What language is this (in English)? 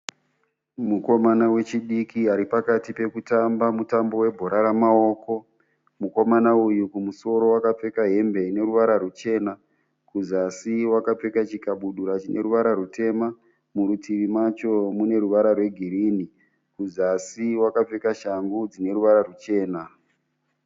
Shona